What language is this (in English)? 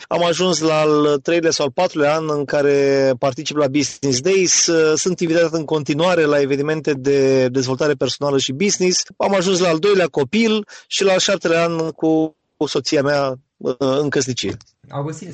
Romanian